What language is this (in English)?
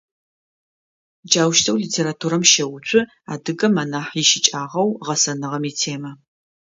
Adyghe